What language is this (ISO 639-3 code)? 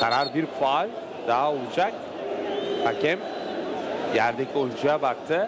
tur